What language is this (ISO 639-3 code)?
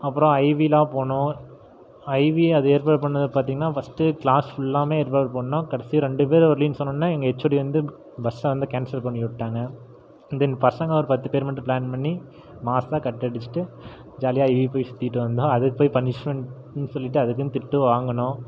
tam